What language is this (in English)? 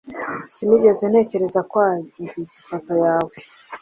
Kinyarwanda